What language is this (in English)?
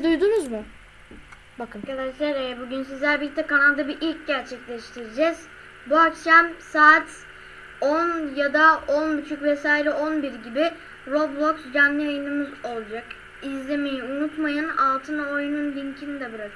Turkish